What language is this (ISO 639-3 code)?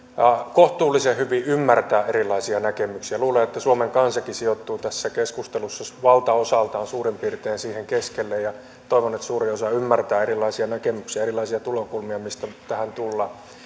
fin